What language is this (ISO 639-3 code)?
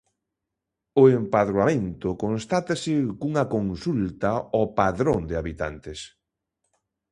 glg